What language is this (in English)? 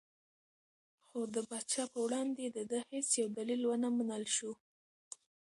Pashto